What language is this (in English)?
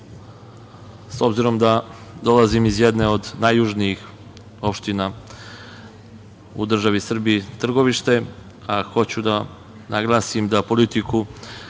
Serbian